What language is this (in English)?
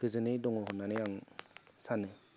Bodo